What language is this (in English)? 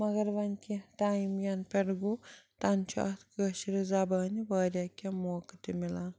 Kashmiri